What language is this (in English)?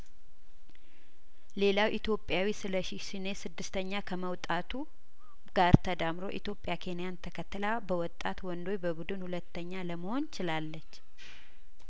Amharic